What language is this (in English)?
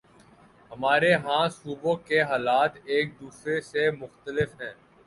Urdu